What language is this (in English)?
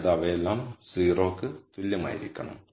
Malayalam